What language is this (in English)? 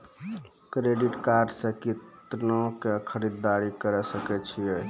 Maithili